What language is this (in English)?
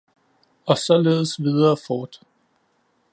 Danish